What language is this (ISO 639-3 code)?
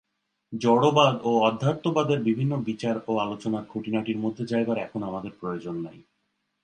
ben